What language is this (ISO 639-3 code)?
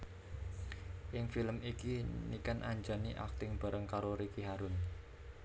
jav